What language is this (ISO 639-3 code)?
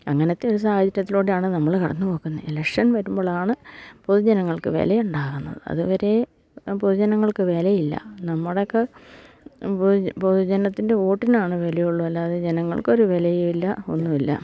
mal